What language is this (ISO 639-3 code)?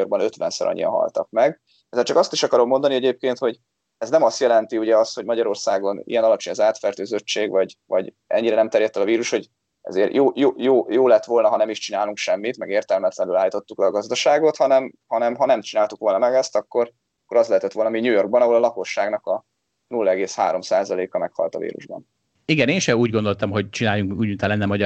hun